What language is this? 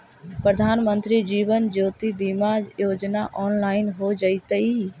Magahi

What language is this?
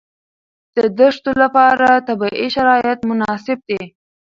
Pashto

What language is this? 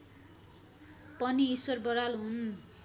Nepali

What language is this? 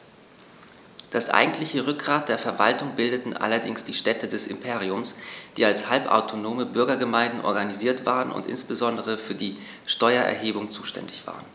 German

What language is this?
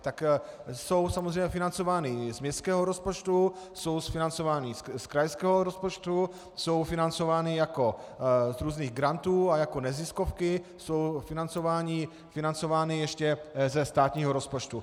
Czech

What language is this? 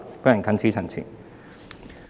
Cantonese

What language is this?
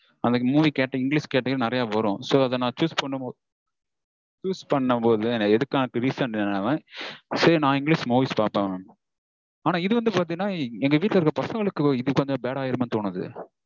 Tamil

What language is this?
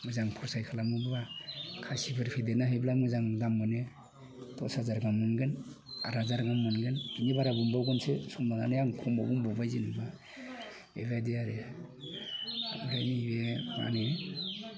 Bodo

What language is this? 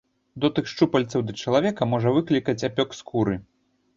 Belarusian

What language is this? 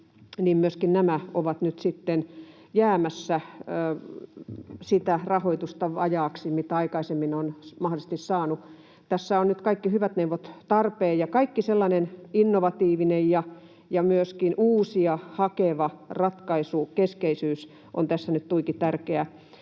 Finnish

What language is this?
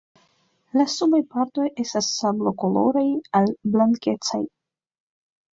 Esperanto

